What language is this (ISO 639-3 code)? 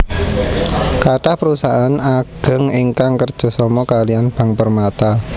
jav